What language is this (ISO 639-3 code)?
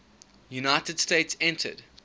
eng